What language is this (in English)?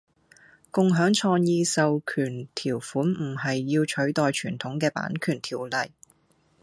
Cantonese